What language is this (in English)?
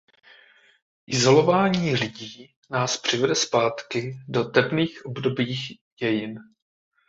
Czech